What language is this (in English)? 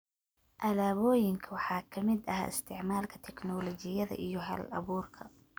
Somali